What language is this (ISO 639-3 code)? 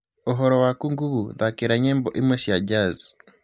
kik